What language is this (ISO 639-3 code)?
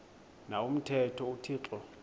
xho